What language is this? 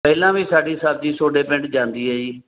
Punjabi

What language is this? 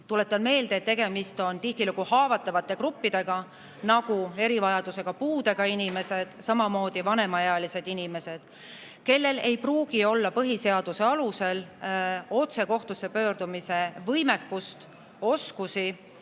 Estonian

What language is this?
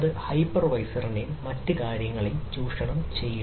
Malayalam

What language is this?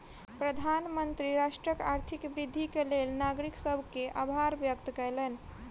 Maithili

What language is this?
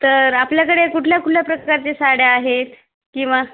Marathi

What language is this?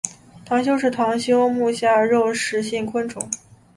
Chinese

